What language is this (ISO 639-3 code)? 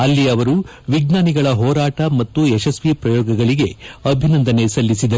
kan